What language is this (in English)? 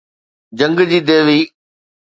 Sindhi